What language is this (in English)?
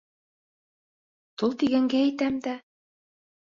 Bashkir